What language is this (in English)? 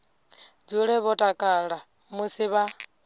Venda